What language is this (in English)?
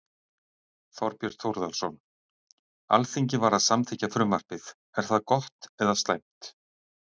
Icelandic